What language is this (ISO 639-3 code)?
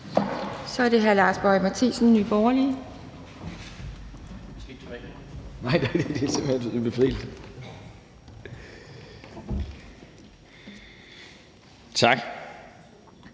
dan